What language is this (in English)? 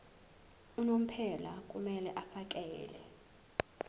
Zulu